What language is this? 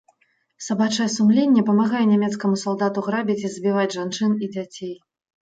Belarusian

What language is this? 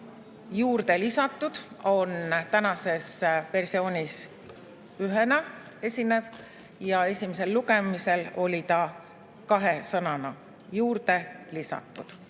Estonian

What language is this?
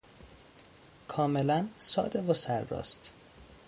Persian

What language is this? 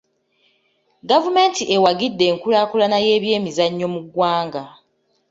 Ganda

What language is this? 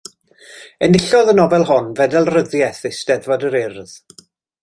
Welsh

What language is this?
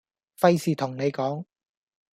Cantonese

